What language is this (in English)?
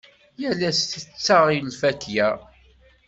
Kabyle